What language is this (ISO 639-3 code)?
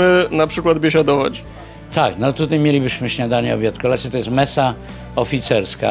pol